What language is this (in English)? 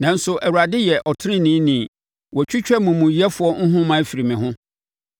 Akan